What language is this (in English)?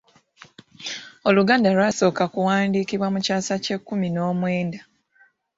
Ganda